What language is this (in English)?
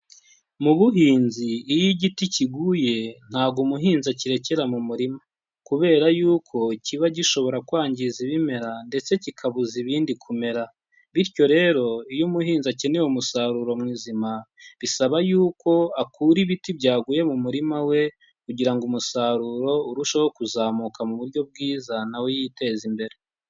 Kinyarwanda